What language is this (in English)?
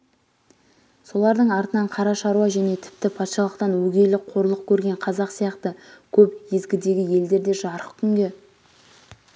Kazakh